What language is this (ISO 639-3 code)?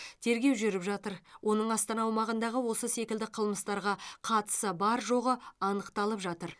kaz